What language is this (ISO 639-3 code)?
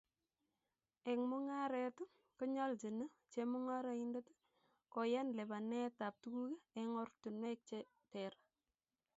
kln